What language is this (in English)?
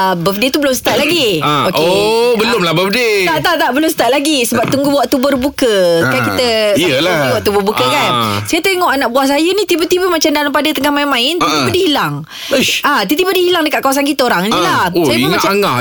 Malay